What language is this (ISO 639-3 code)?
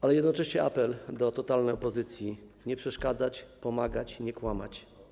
pol